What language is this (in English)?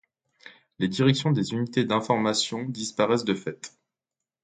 French